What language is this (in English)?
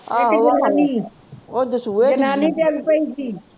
Punjabi